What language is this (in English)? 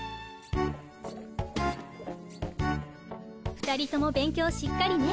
Japanese